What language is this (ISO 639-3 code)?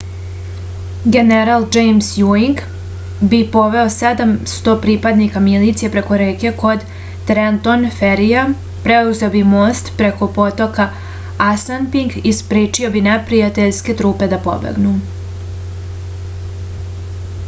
srp